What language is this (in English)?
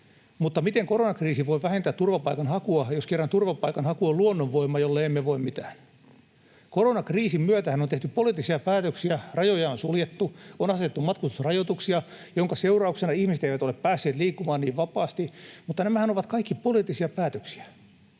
Finnish